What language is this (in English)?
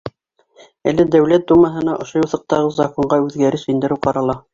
Bashkir